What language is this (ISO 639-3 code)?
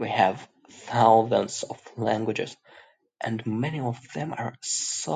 eng